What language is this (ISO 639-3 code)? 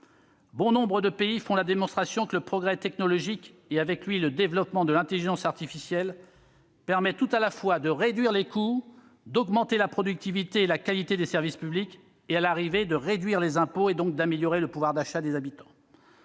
fra